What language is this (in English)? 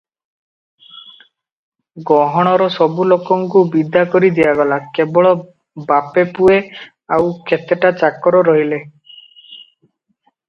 Odia